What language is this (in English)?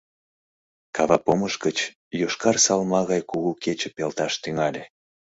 Mari